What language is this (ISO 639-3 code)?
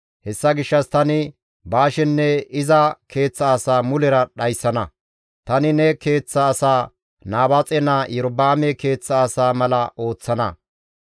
gmv